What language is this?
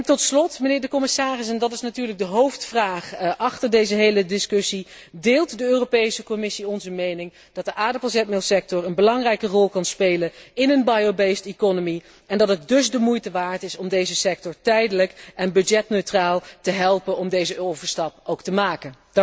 Dutch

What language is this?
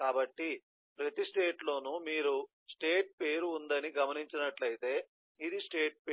Telugu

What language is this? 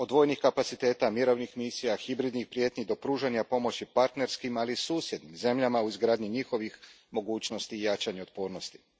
Croatian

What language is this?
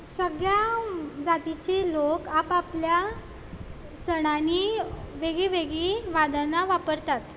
Konkani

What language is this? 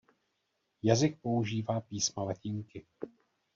Czech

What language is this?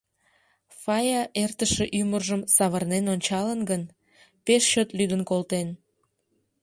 Mari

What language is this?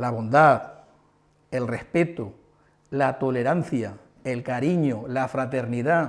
Spanish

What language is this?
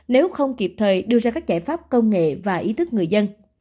Vietnamese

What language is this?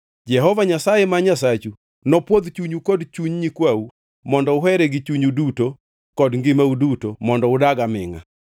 Luo (Kenya and Tanzania)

